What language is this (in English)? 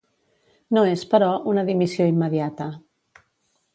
Catalan